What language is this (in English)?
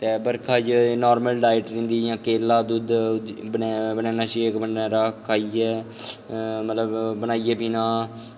Dogri